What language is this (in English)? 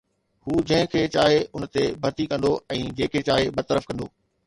Sindhi